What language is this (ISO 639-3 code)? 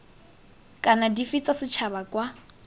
tsn